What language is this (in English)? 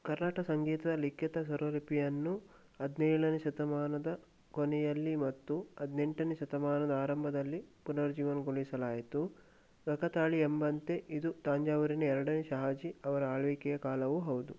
Kannada